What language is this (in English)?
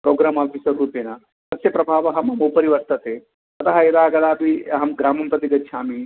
Sanskrit